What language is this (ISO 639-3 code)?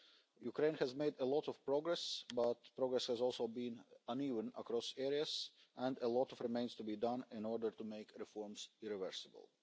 eng